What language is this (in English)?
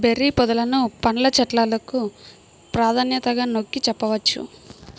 Telugu